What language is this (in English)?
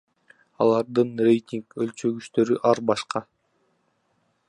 Kyrgyz